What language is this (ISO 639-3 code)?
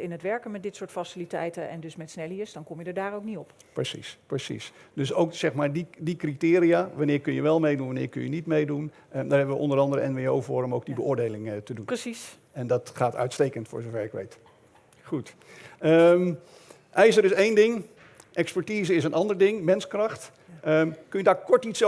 nld